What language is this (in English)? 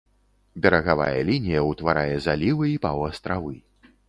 Belarusian